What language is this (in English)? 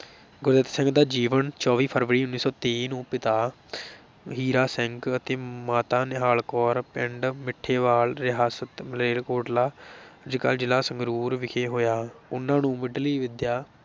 Punjabi